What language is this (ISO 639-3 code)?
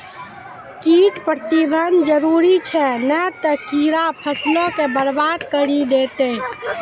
mai